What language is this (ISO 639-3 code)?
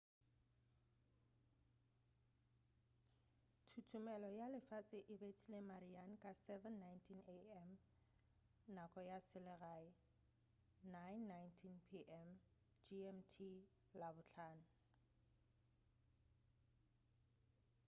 nso